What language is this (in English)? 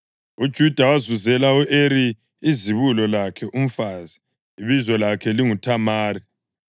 North Ndebele